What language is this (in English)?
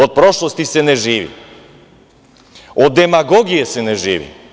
Serbian